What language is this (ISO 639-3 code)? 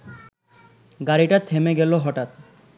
ben